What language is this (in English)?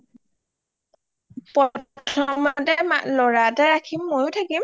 Assamese